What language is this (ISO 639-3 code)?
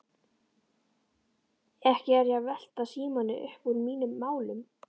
isl